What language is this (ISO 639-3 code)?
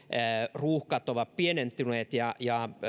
fin